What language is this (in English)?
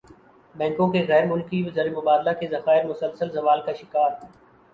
Urdu